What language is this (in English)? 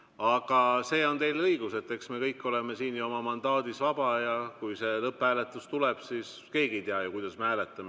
Estonian